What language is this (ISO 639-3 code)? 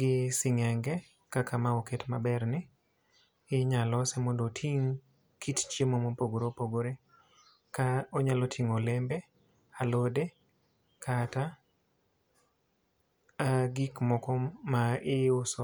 luo